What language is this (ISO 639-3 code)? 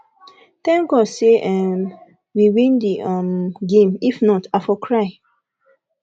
pcm